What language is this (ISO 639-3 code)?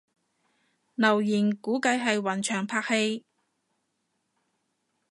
yue